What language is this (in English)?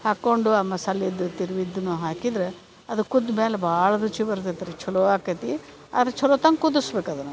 Kannada